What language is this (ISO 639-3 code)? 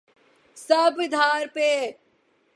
urd